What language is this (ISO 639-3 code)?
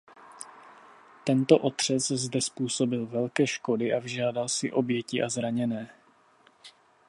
ces